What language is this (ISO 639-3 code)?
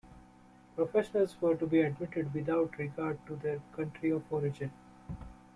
eng